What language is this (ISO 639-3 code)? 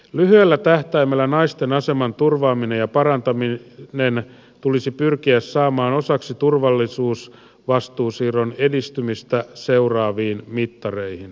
fin